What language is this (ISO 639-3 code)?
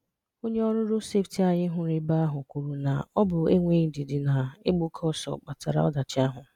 ibo